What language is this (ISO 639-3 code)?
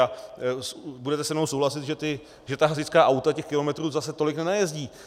ces